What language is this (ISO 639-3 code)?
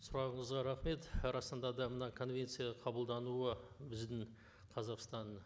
kaz